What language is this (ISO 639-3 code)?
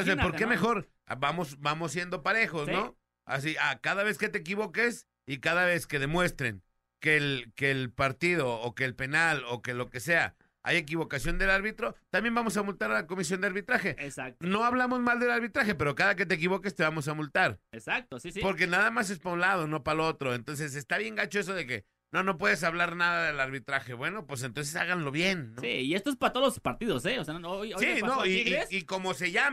spa